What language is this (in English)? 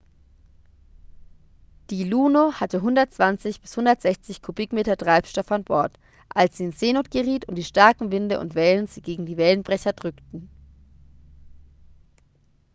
German